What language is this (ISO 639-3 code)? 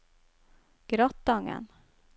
nor